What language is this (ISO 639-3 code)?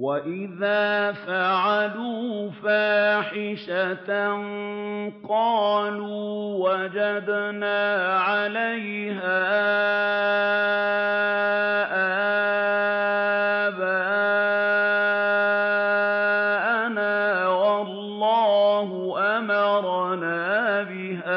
ara